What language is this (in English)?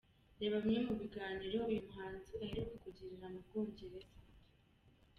Kinyarwanda